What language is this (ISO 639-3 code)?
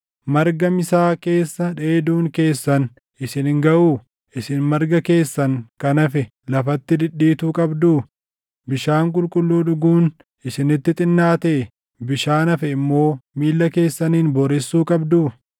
orm